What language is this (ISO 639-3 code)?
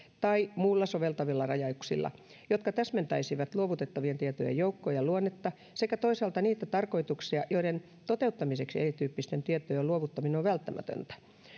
fin